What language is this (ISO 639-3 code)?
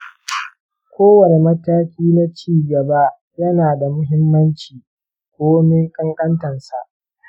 hau